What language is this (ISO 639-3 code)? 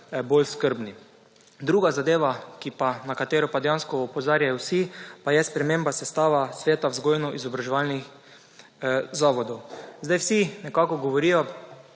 slv